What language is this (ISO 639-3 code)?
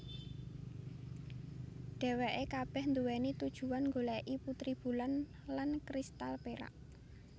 jav